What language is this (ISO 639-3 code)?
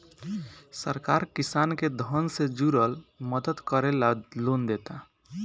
bho